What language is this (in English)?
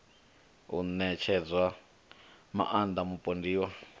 Venda